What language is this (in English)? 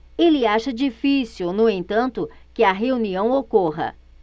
Portuguese